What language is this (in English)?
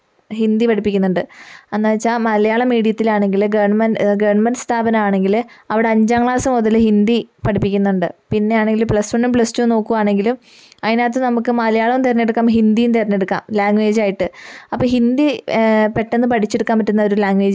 Malayalam